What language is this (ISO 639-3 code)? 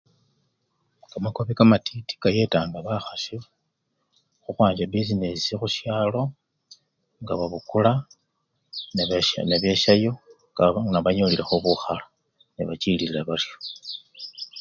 luy